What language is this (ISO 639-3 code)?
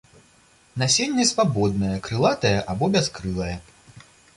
bel